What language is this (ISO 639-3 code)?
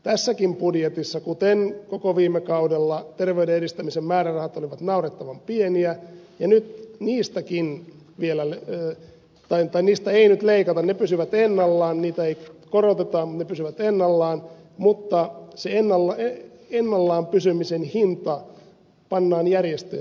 fin